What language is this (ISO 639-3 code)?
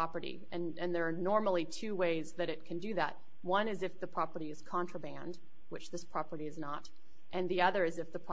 eng